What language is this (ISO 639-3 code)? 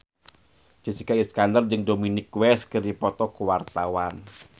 sun